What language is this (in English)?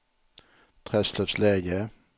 Swedish